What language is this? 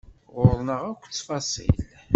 Kabyle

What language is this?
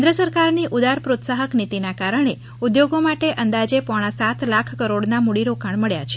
Gujarati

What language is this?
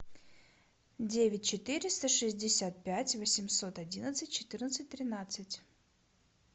Russian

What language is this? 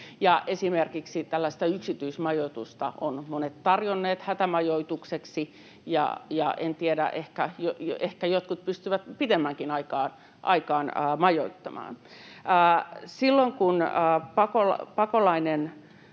Finnish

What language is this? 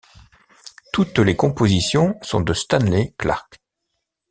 French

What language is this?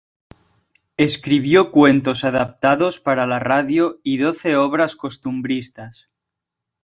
Spanish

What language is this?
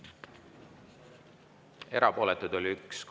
Estonian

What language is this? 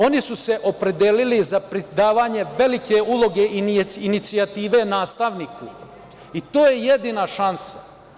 Serbian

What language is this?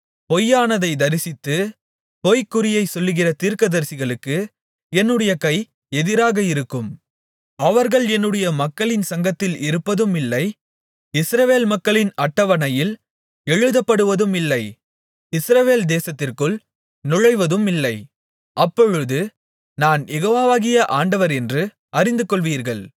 Tamil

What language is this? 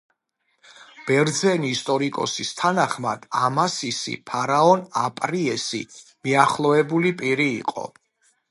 Georgian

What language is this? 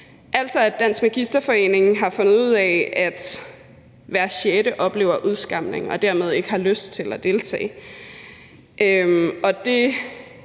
Danish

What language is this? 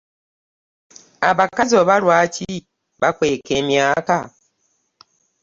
Ganda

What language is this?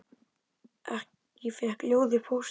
Icelandic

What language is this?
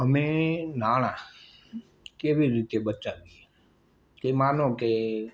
Gujarati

